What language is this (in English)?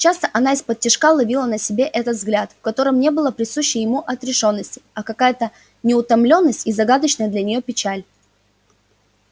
Russian